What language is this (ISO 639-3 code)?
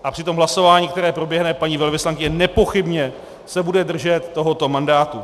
ces